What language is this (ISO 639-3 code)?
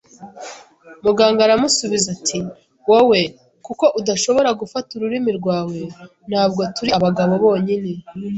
kin